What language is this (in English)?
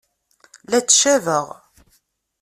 Kabyle